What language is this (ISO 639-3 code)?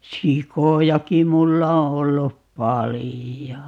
fin